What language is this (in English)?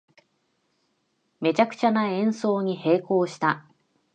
Japanese